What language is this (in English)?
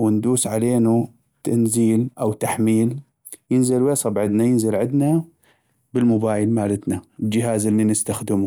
North Mesopotamian Arabic